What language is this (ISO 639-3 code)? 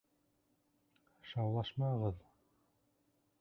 bak